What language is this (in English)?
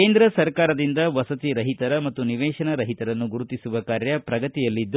Kannada